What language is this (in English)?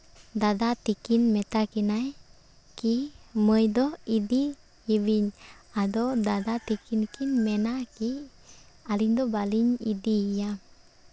Santali